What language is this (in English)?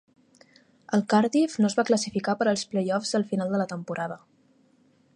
Catalan